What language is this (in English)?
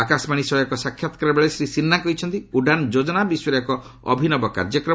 Odia